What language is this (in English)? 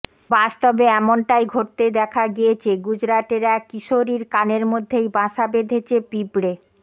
Bangla